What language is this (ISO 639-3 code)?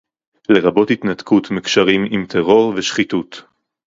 heb